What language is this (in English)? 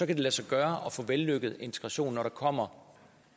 Danish